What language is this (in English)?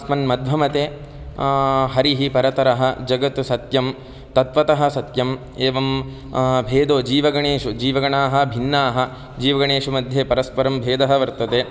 Sanskrit